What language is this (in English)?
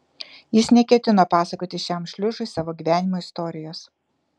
Lithuanian